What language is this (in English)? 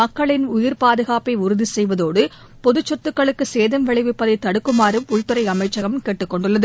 Tamil